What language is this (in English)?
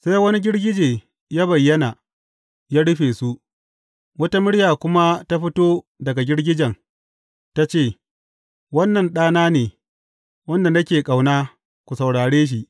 Hausa